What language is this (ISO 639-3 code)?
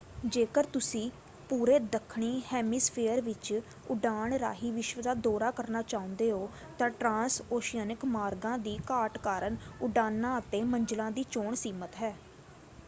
pan